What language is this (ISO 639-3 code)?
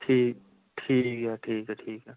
pan